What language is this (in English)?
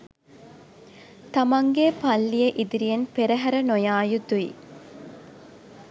Sinhala